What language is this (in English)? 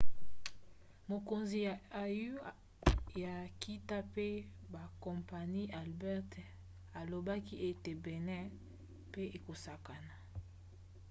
Lingala